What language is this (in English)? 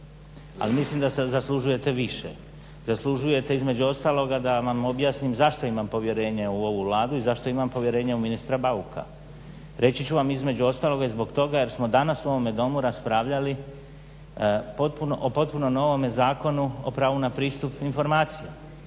Croatian